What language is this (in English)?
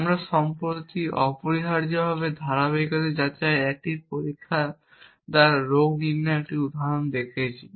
Bangla